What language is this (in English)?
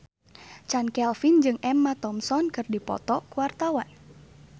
Sundanese